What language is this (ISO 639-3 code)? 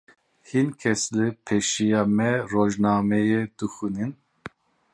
kur